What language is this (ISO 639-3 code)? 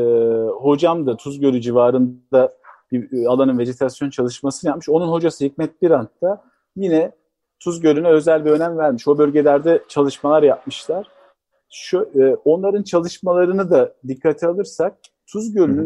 tur